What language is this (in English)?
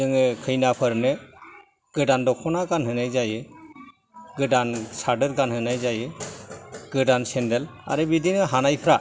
Bodo